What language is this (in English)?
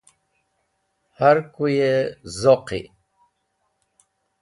Wakhi